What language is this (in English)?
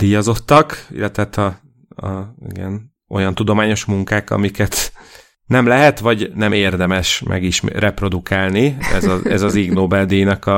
Hungarian